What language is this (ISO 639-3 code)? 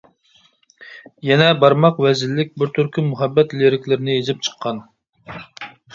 uig